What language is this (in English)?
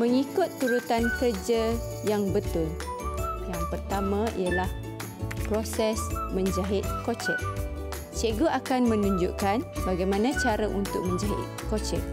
Malay